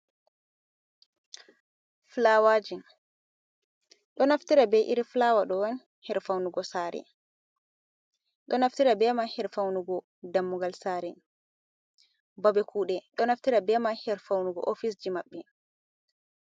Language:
Fula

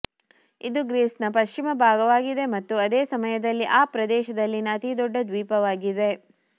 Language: Kannada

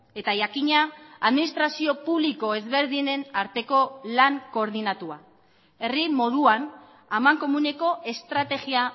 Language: Basque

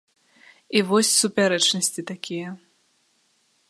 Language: Belarusian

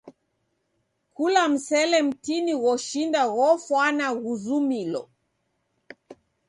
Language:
Taita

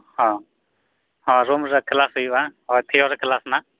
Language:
Santali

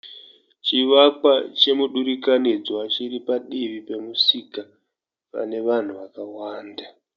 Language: Shona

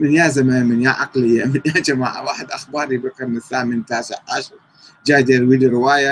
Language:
Arabic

